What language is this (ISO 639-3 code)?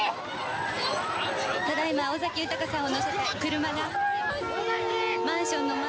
jpn